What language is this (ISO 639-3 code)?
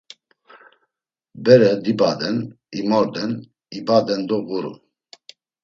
lzz